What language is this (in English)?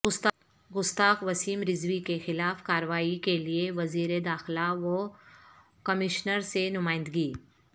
Urdu